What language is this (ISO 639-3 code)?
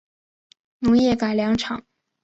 zho